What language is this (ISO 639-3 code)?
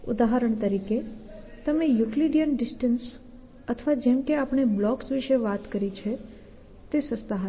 guj